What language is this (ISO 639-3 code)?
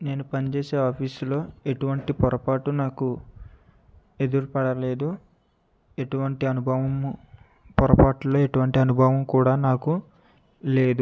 tel